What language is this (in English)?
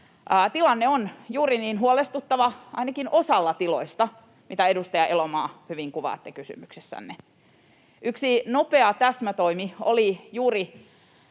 Finnish